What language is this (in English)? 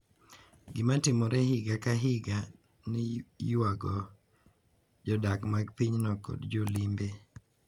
Luo (Kenya and Tanzania)